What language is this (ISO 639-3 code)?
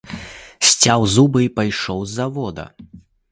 bel